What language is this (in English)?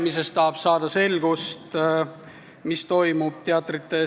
Estonian